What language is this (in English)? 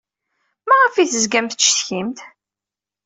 Kabyle